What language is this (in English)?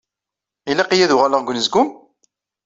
Kabyle